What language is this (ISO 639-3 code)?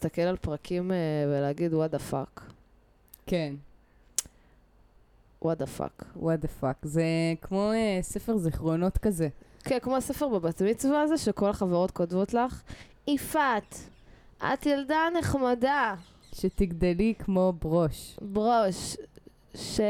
heb